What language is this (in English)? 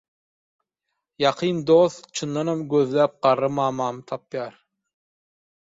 Turkmen